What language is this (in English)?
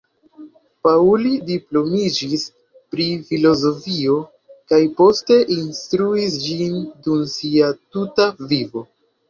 Esperanto